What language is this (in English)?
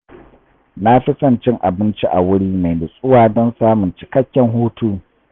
Hausa